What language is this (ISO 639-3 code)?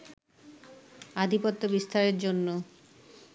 ben